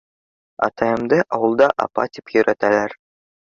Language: Bashkir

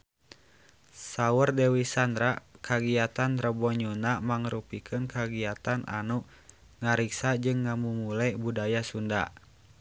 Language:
Sundanese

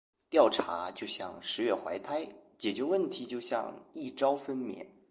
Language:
Chinese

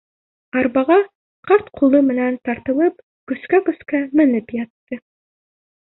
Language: Bashkir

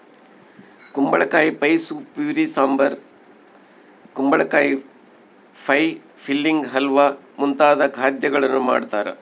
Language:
Kannada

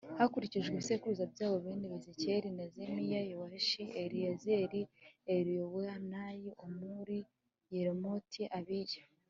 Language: Kinyarwanda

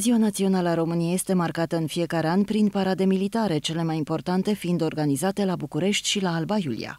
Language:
Romanian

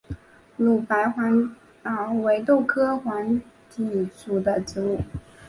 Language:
Chinese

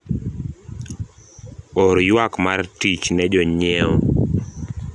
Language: Luo (Kenya and Tanzania)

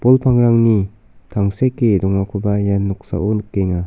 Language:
Garo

